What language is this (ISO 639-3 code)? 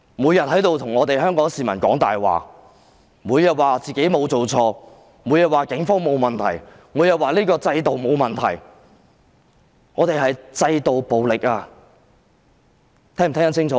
yue